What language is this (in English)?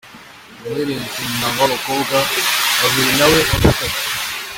Kinyarwanda